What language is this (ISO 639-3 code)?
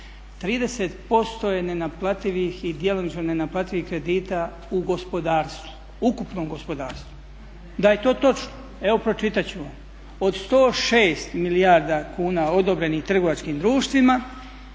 hrv